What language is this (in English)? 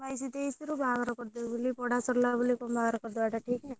Odia